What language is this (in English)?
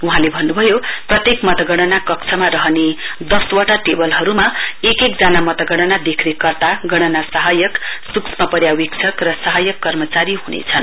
Nepali